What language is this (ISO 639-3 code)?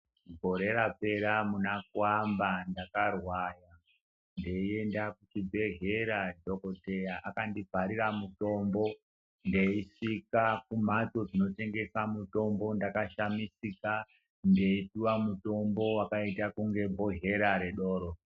ndc